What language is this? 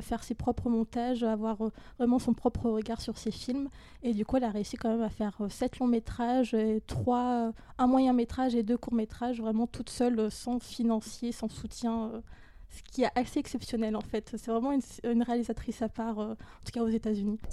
French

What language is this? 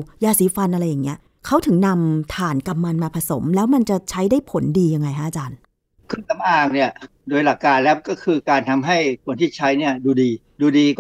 Thai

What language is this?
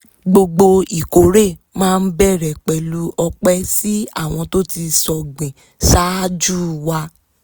Yoruba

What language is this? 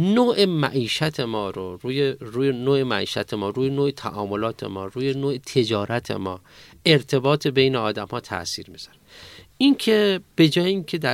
Persian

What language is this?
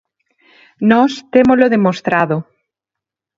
Galician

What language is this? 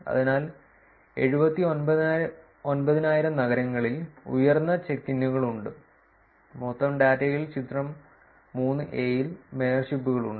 Malayalam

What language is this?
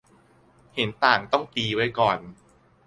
Thai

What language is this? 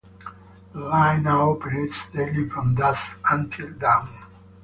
English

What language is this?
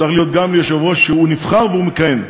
Hebrew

